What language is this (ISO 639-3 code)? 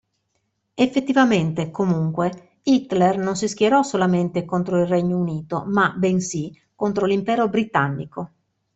ita